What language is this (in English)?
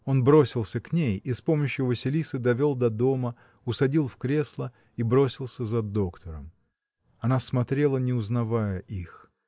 Russian